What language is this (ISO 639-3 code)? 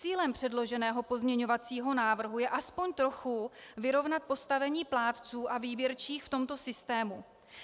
ces